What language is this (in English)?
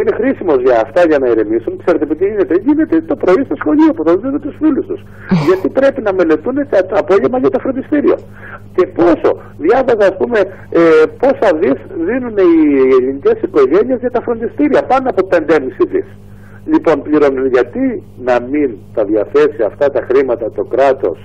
Greek